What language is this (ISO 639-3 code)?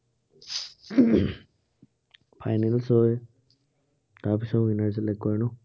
asm